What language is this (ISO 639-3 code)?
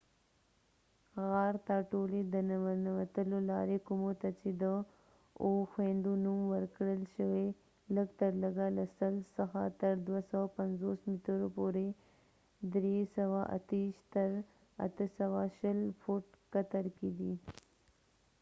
pus